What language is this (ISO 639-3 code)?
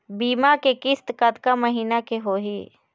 hne